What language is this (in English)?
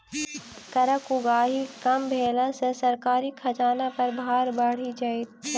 Maithili